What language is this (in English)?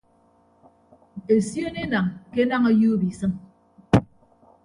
Ibibio